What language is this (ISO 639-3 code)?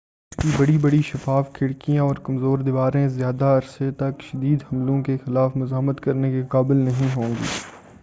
urd